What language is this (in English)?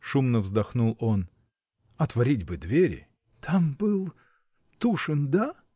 Russian